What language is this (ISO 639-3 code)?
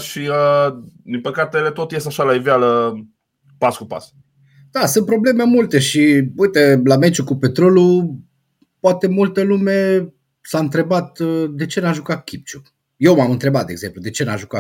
ron